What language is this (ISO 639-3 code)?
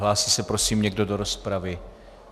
ces